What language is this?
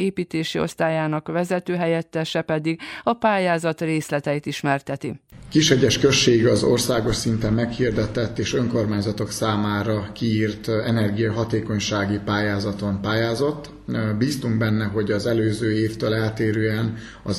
Hungarian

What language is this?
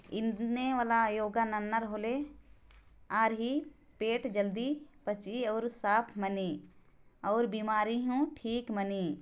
Sadri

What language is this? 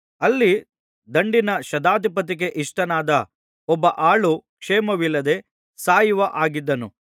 Kannada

